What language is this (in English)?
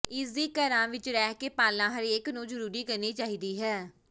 Punjabi